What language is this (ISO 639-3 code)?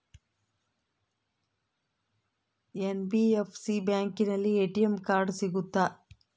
kan